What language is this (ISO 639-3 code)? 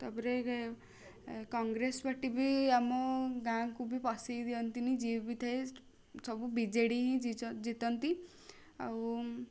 ori